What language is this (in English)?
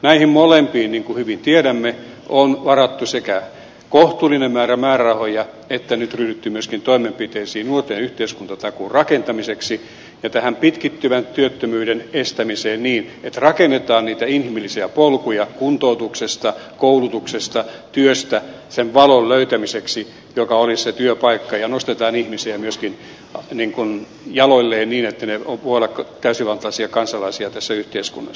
Finnish